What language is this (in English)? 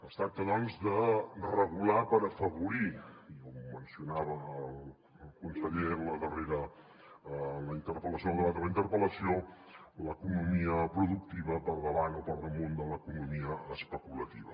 Catalan